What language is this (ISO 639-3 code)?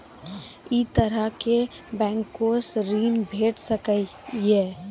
mai